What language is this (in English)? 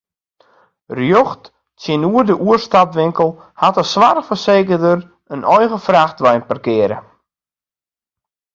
Western Frisian